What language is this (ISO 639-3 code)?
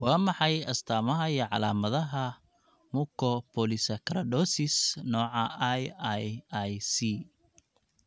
som